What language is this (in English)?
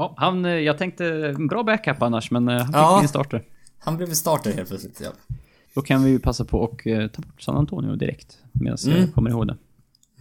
Swedish